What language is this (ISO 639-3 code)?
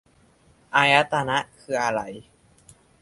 tha